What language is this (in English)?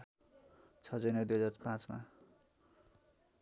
Nepali